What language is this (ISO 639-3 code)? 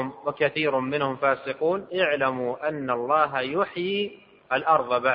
ara